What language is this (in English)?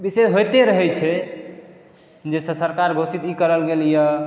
Maithili